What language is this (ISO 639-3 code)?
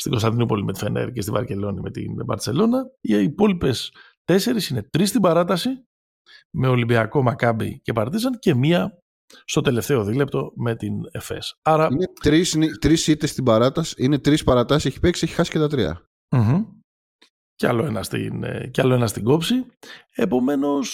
ell